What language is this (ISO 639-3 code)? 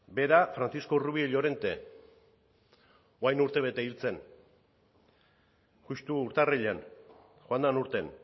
eus